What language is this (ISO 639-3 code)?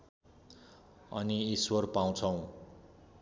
nep